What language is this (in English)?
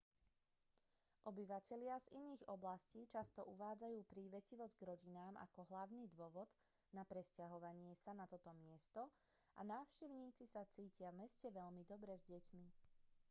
Slovak